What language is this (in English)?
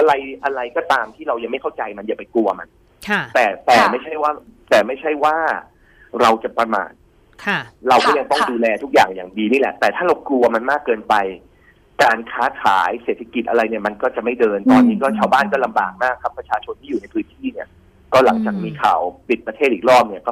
Thai